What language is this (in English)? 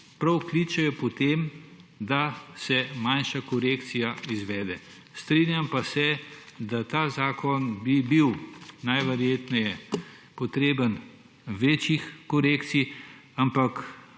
Slovenian